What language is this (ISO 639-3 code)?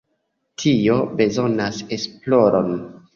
epo